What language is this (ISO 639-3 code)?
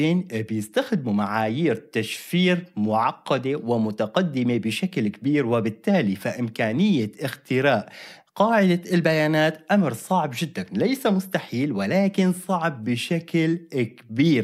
ara